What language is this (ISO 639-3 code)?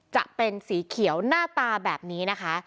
tha